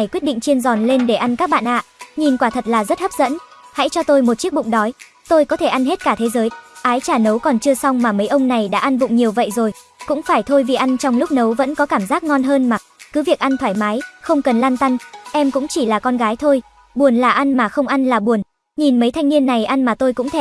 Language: Vietnamese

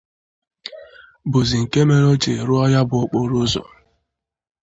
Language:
Igbo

